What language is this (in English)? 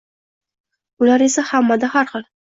Uzbek